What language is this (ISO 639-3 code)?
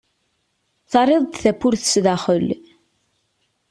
kab